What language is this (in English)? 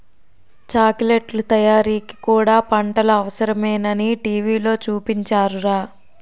Telugu